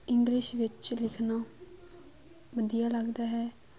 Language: Punjabi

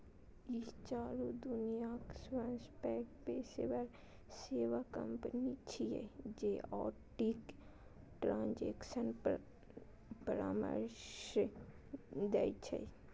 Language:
Maithili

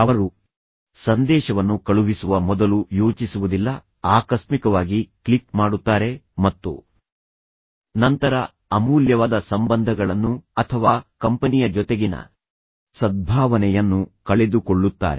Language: Kannada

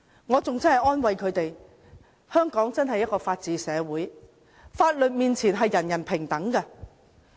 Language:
Cantonese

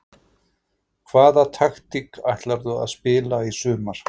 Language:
Icelandic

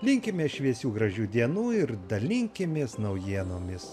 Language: Lithuanian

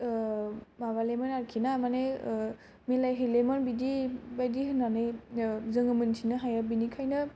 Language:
Bodo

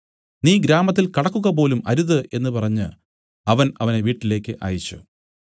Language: Malayalam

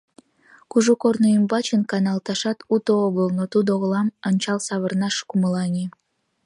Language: Mari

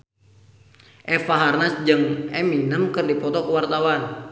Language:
Sundanese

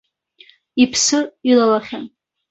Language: Abkhazian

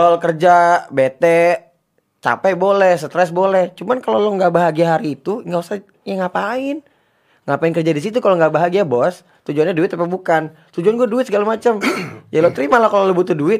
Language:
Indonesian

